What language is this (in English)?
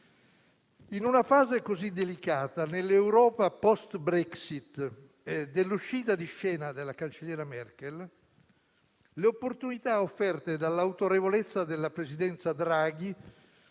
Italian